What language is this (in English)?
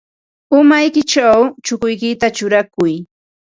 Ambo-Pasco Quechua